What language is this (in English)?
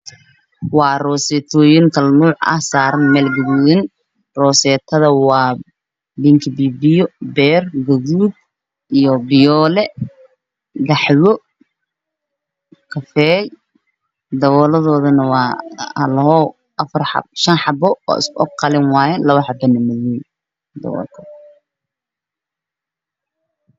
Somali